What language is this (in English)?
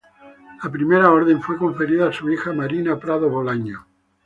Spanish